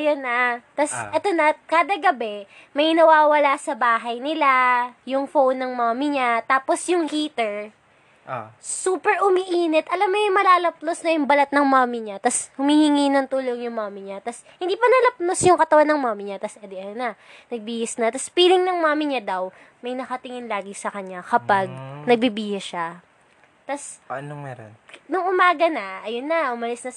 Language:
Filipino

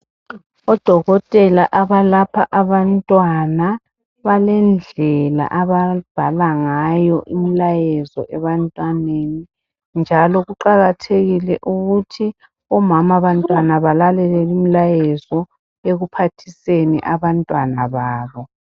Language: North Ndebele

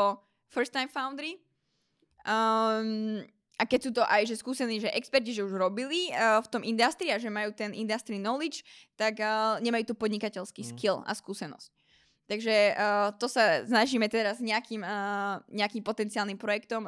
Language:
Slovak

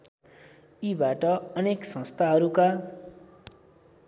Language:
Nepali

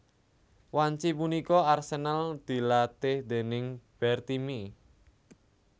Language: Javanese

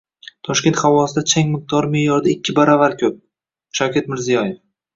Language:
Uzbek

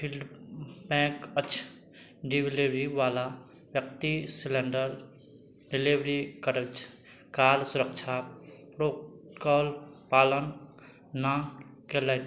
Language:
Maithili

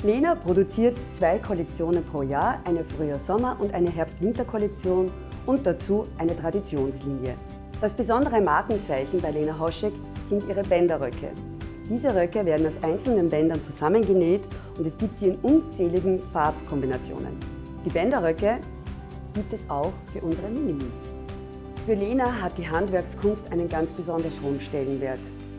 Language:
German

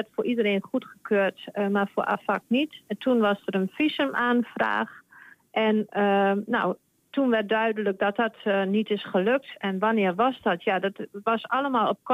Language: Dutch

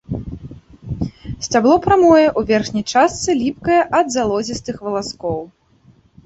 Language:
Belarusian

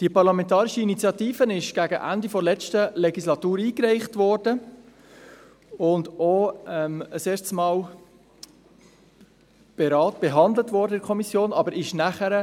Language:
Swiss German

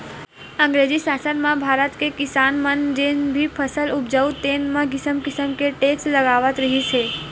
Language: Chhattisgarhi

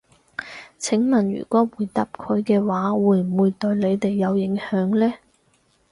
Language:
Cantonese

